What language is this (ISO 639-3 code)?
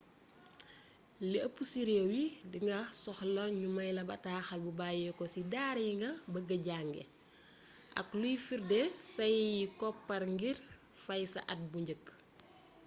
wol